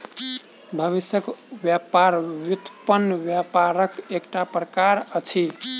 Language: Maithili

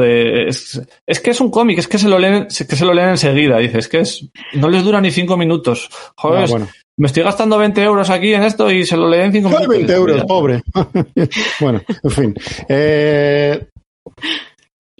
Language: Spanish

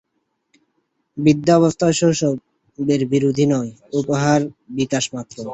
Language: Bangla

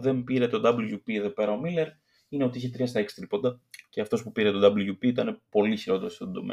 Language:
Greek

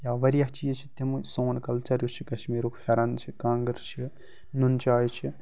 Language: Kashmiri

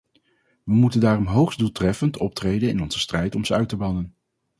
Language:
Dutch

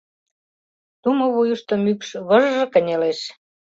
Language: Mari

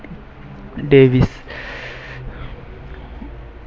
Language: Tamil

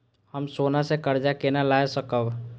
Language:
Maithili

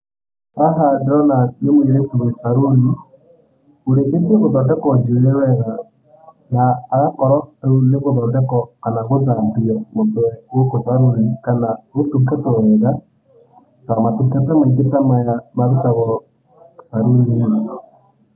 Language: Kikuyu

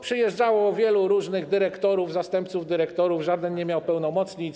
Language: Polish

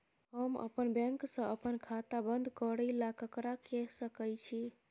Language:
Maithili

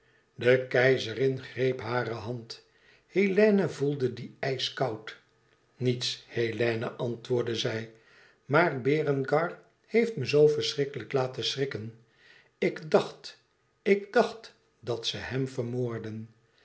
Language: Dutch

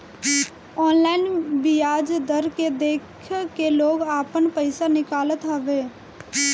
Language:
Bhojpuri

